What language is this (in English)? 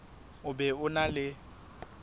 Southern Sotho